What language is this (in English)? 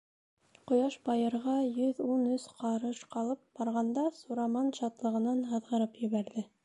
Bashkir